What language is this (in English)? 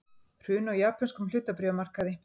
Icelandic